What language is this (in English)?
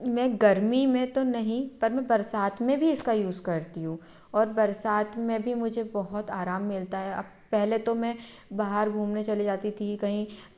Hindi